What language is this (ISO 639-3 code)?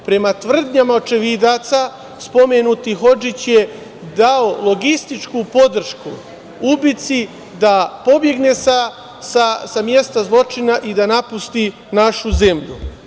srp